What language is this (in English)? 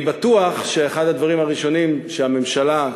Hebrew